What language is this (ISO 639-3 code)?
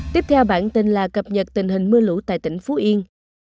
vie